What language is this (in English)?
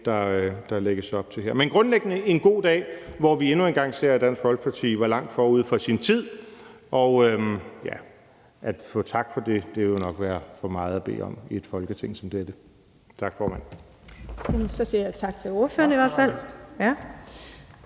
Danish